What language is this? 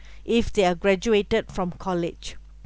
English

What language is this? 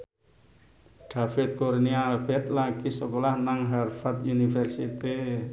Javanese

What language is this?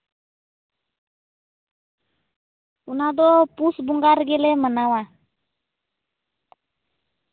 Santali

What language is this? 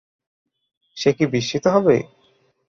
Bangla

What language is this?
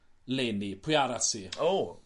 Welsh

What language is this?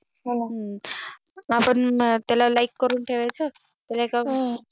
Marathi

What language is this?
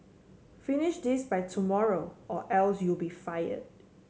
English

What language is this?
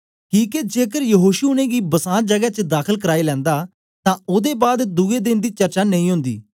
Dogri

